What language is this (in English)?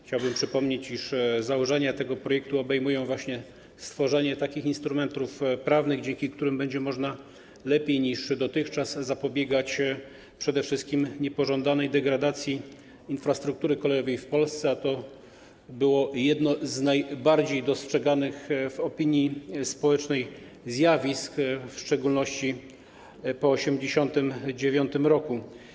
Polish